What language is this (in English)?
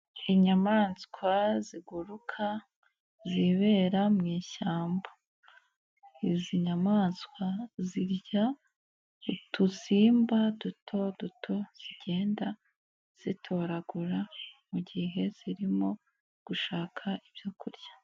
Kinyarwanda